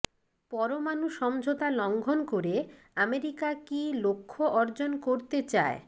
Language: Bangla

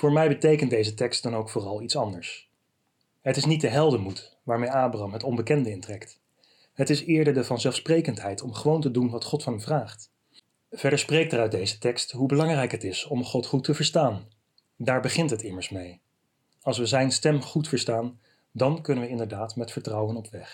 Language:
Dutch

